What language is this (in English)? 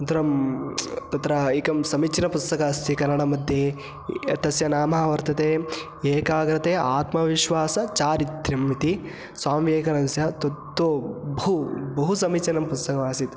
Sanskrit